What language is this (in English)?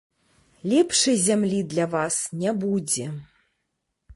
Belarusian